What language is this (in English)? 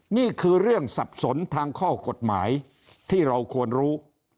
Thai